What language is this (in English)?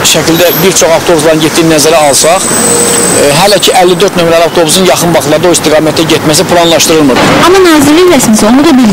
Turkish